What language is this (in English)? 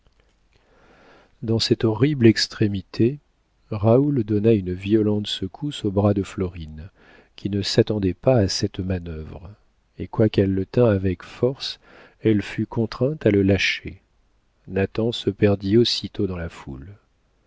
French